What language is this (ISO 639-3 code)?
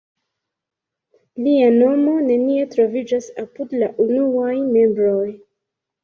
epo